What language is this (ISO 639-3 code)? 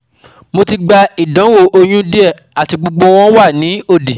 yor